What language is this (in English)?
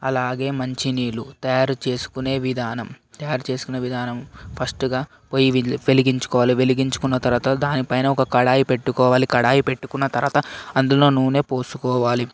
Telugu